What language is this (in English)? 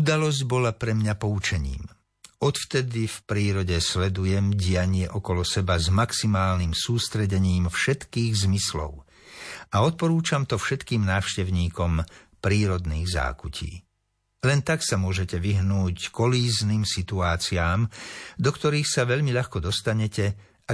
Slovak